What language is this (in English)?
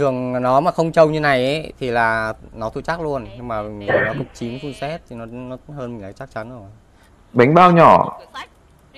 Vietnamese